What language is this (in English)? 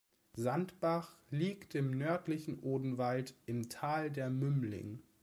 German